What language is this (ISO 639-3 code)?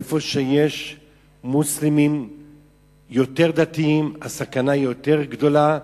heb